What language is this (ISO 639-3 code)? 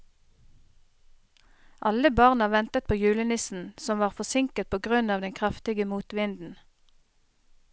nor